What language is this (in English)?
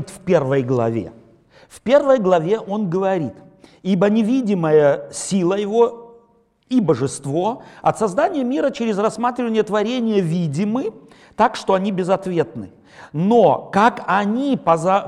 Russian